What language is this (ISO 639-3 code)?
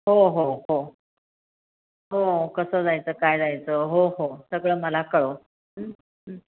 mar